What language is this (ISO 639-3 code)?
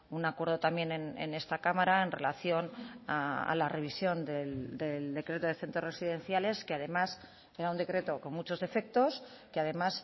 spa